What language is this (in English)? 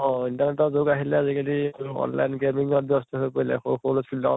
Assamese